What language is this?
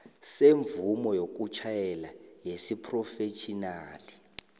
South Ndebele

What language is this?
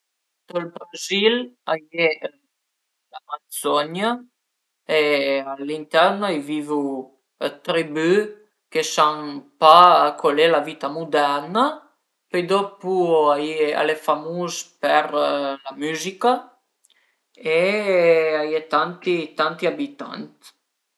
Piedmontese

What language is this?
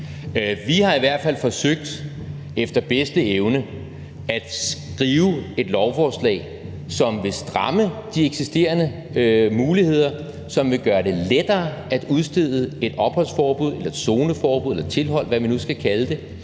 Danish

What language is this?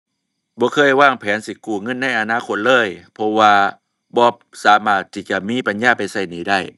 Thai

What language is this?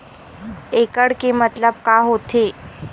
Chhattisgarhi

